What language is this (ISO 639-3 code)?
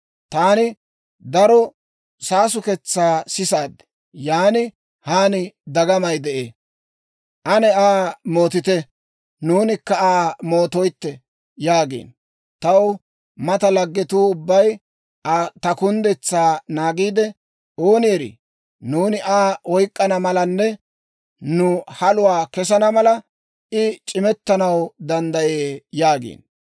dwr